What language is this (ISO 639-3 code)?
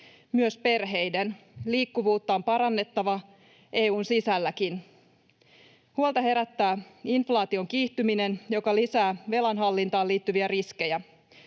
fin